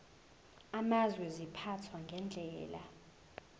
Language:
Zulu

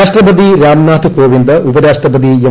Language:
Malayalam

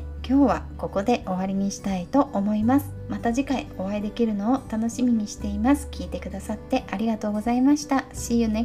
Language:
Japanese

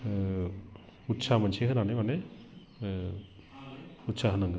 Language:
Bodo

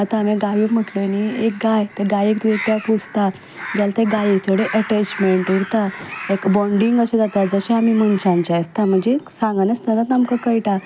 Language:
Konkani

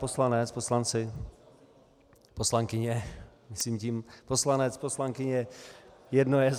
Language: Czech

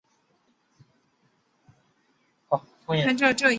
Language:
Chinese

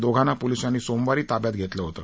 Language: Marathi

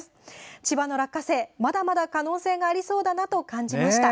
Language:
Japanese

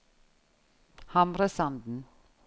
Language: Norwegian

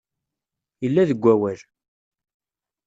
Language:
Kabyle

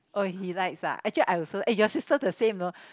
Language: English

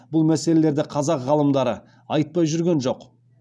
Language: Kazakh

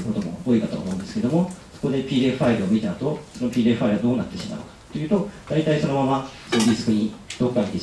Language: Japanese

